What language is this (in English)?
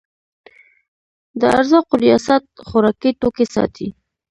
Pashto